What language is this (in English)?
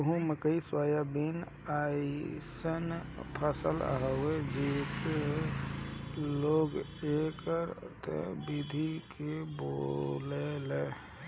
Bhojpuri